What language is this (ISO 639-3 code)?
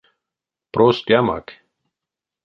myv